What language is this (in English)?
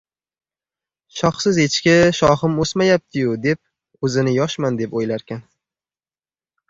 Uzbek